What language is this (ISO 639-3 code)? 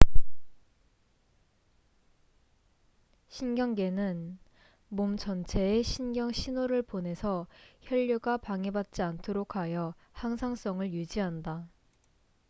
kor